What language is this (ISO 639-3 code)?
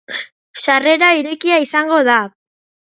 eus